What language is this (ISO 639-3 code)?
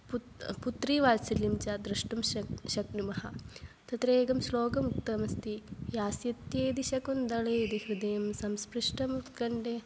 san